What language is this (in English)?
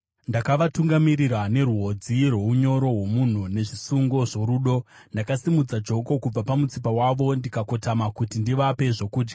Shona